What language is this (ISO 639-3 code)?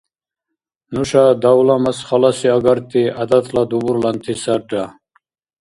dar